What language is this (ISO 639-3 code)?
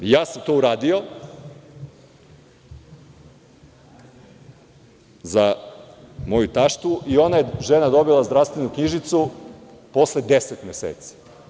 srp